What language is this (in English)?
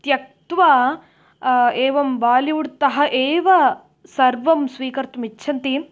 Sanskrit